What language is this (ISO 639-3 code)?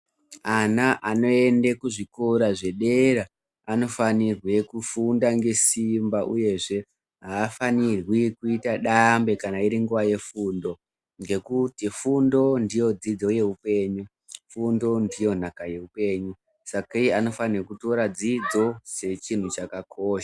ndc